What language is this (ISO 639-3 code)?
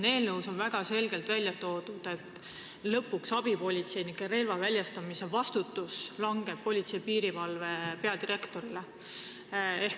est